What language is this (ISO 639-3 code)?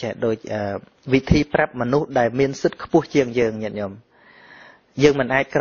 vie